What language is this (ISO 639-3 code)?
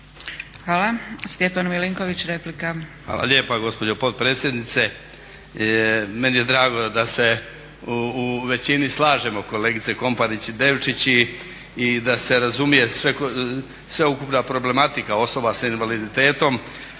hrv